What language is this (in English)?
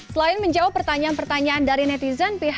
Indonesian